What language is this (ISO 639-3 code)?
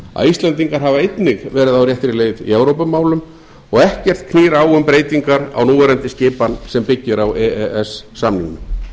isl